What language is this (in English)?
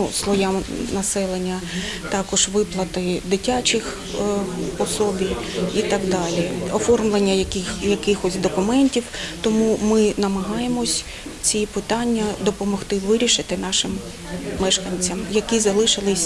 Ukrainian